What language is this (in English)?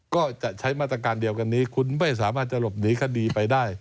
Thai